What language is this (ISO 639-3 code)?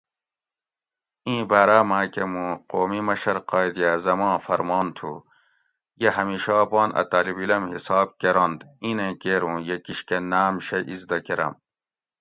gwc